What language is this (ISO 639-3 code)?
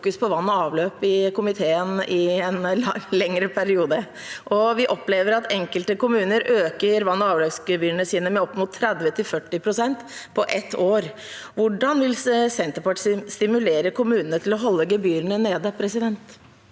nor